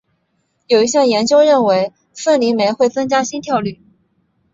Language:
Chinese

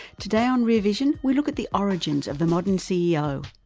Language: English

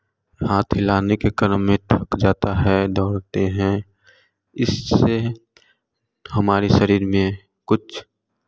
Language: Hindi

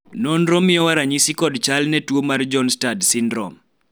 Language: Luo (Kenya and Tanzania)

